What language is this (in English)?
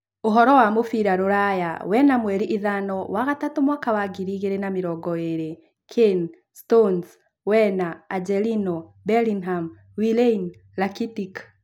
Kikuyu